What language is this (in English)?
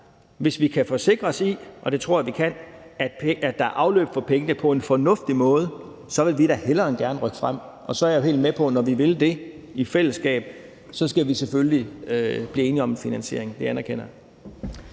Danish